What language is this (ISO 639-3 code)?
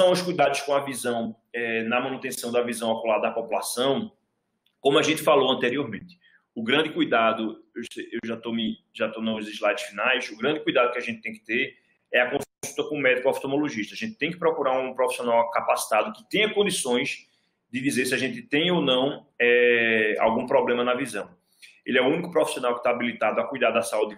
por